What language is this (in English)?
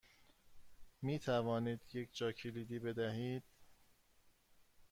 Persian